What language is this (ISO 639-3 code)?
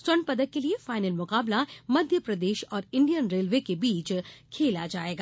hin